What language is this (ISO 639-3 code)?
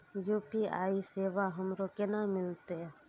mai